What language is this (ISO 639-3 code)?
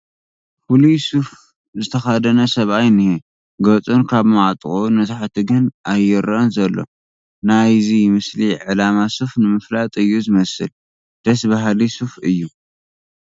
tir